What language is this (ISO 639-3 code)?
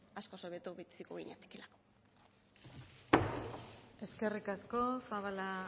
eus